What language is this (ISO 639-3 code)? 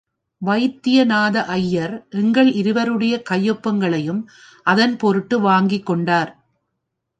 tam